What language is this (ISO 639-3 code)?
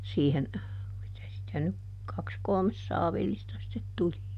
fin